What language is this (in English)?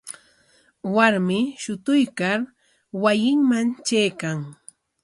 Corongo Ancash Quechua